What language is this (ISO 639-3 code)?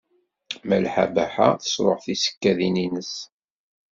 kab